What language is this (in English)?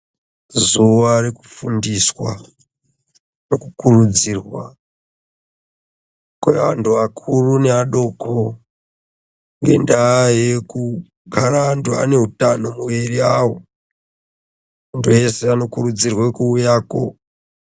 Ndau